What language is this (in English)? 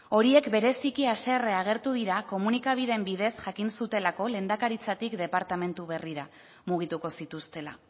Basque